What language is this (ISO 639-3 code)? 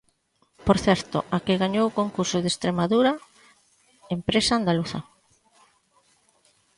glg